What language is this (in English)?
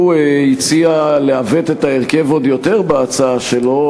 Hebrew